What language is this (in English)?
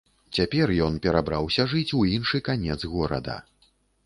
Belarusian